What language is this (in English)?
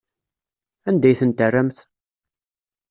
Kabyle